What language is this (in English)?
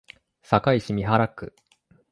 Japanese